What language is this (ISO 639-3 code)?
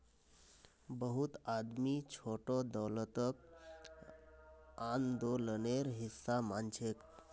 mag